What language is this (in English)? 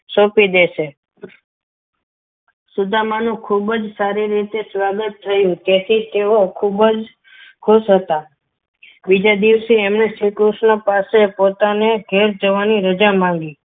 Gujarati